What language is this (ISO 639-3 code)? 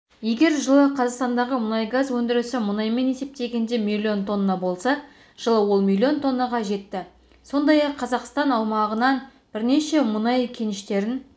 kaz